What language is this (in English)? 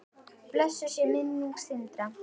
Icelandic